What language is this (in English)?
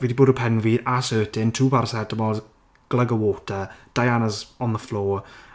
Welsh